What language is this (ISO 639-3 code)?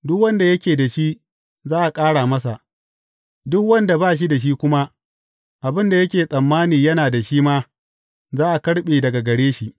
hau